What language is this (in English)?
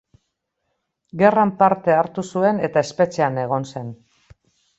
Basque